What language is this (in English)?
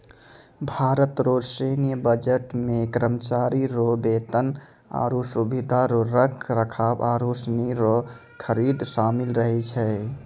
Maithili